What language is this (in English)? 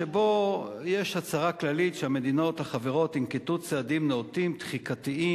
Hebrew